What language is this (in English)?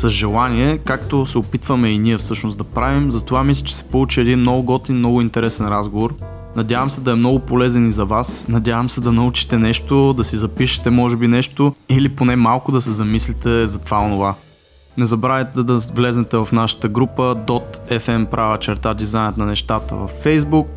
Bulgarian